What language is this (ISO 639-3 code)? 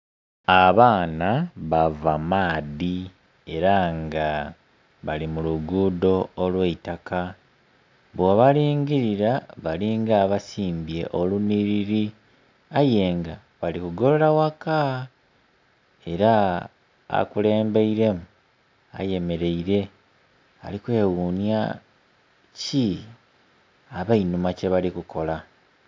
xog